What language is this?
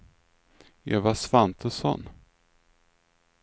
Swedish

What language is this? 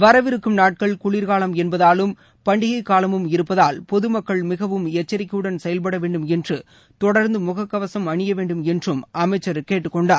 Tamil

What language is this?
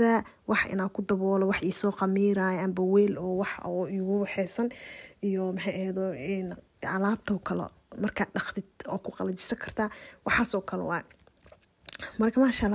Arabic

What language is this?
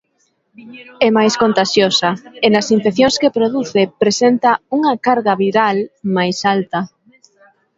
Galician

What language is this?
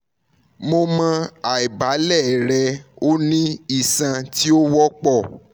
Yoruba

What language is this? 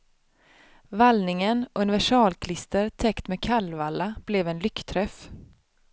Swedish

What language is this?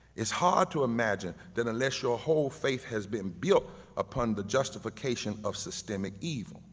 English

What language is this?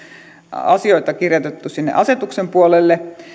Finnish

